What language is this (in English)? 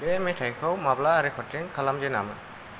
Bodo